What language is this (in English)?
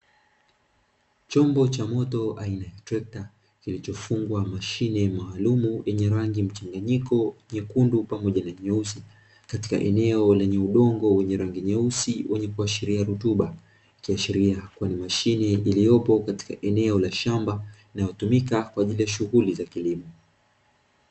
Swahili